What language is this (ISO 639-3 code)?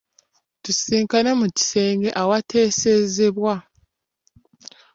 lug